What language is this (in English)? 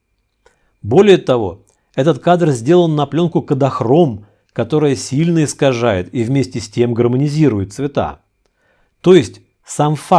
Russian